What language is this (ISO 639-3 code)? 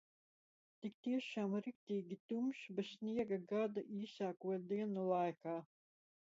lav